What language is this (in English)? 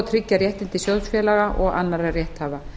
Icelandic